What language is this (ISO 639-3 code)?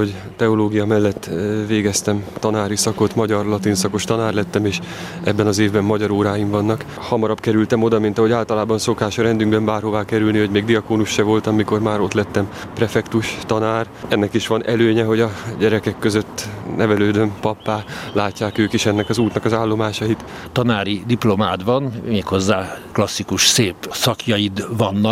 hun